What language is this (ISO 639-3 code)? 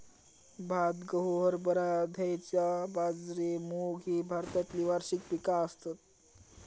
mar